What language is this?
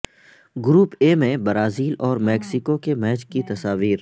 Urdu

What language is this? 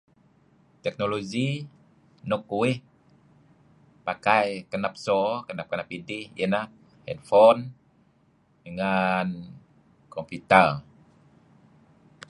Kelabit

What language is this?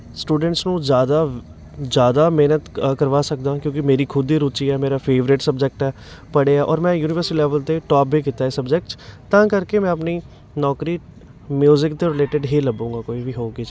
Punjabi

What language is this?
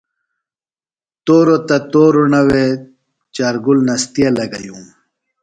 Phalura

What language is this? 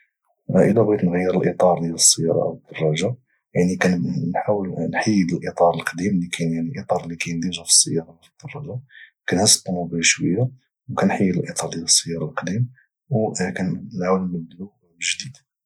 Moroccan Arabic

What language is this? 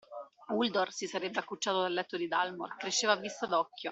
Italian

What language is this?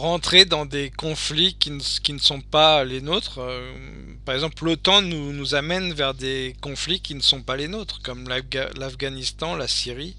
French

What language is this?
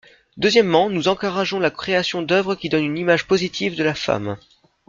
French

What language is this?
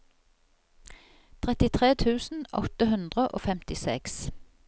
Norwegian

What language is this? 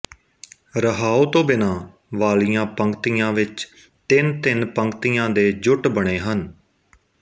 Punjabi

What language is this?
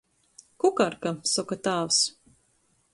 Latgalian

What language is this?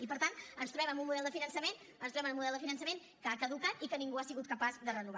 Catalan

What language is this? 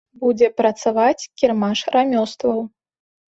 Belarusian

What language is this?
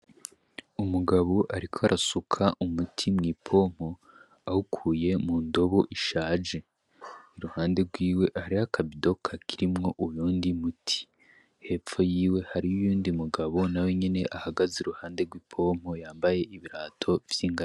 Rundi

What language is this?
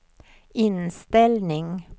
Swedish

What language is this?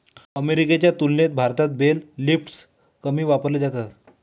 Marathi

